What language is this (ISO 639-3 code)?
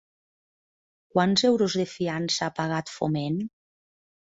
cat